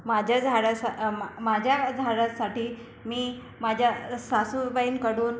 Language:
Marathi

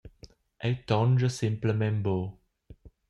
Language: Romansh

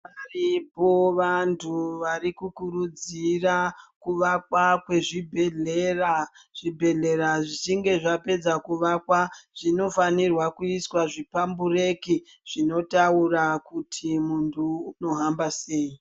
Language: Ndau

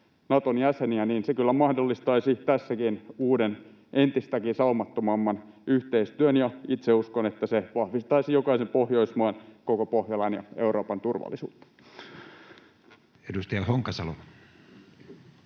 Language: Finnish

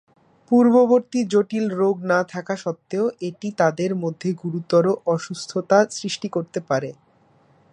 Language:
Bangla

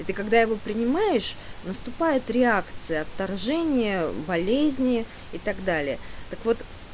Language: Russian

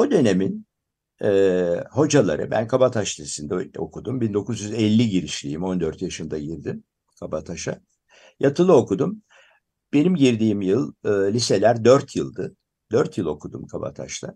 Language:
Turkish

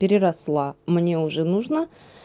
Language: Russian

